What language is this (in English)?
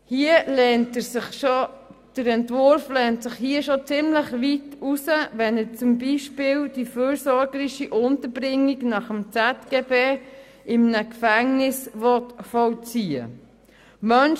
Swiss German